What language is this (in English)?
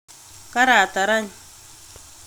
Kalenjin